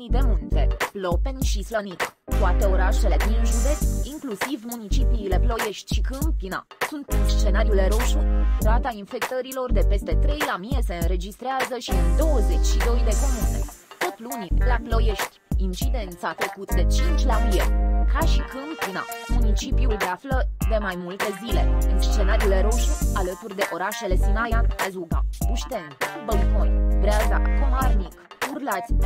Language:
Romanian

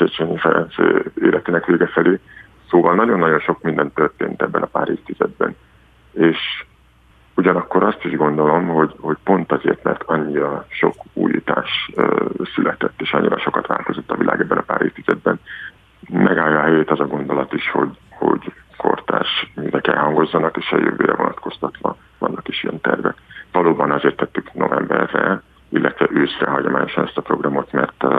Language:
Hungarian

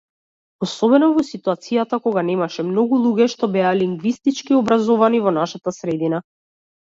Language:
Macedonian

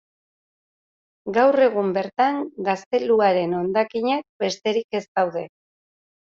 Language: Basque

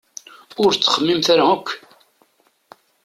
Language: Kabyle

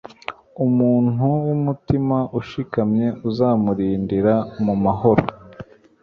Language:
Kinyarwanda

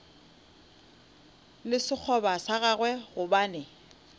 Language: Northern Sotho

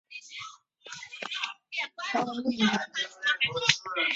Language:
Chinese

